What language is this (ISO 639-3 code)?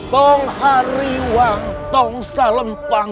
ind